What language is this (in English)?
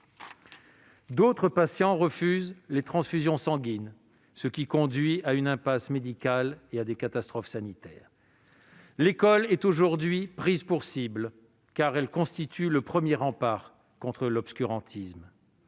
French